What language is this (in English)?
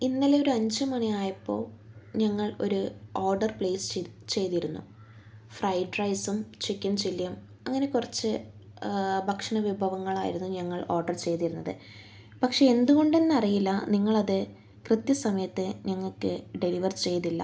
Malayalam